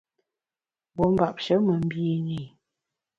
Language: Bamun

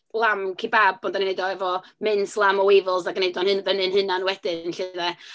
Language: Welsh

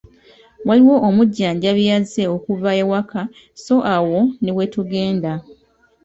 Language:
Ganda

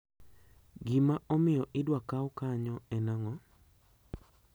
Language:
Luo (Kenya and Tanzania)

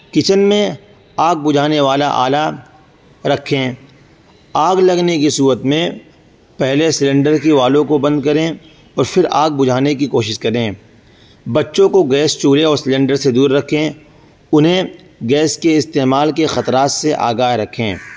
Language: Urdu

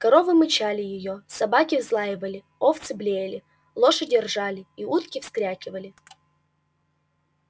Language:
Russian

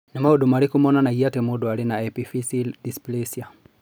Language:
Kikuyu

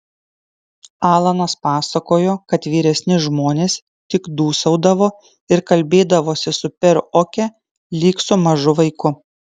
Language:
Lithuanian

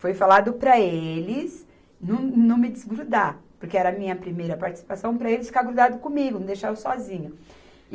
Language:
Portuguese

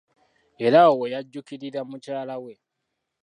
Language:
Ganda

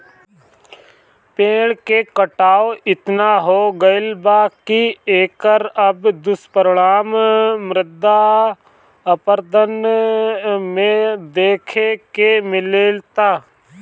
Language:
Bhojpuri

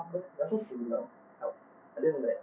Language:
English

